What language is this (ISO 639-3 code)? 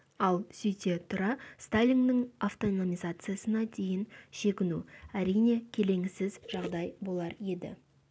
kaz